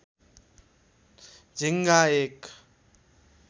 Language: Nepali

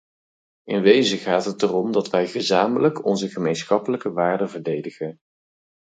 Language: Dutch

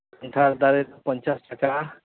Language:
Santali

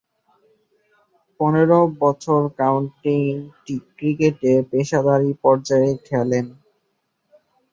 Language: Bangla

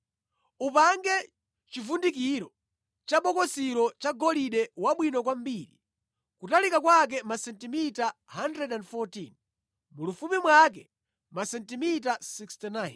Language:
Nyanja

